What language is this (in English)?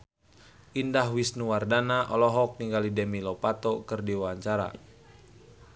Sundanese